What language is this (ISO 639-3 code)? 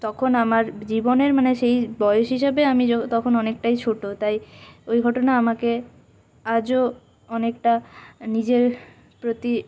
ben